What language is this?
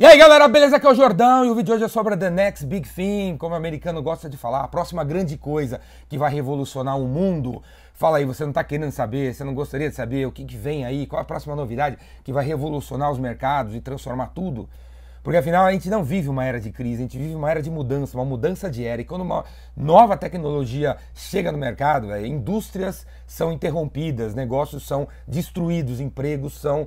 Portuguese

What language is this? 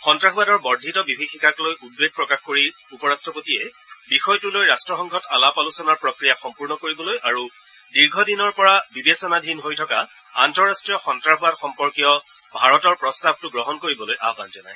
Assamese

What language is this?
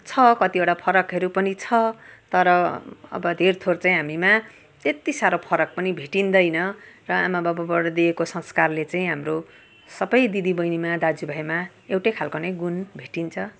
Nepali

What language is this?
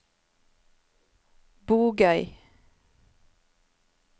Norwegian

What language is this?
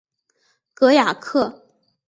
Chinese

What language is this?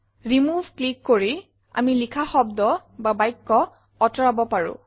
Assamese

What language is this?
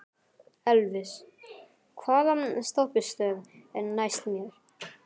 Icelandic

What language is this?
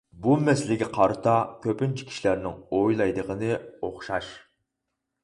Uyghur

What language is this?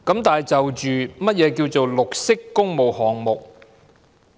Cantonese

